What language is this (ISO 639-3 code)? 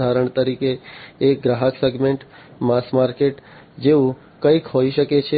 guj